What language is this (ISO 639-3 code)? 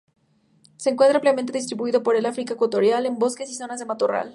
spa